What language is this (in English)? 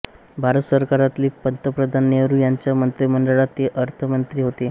Marathi